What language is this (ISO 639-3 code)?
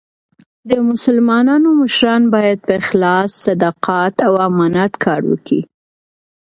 pus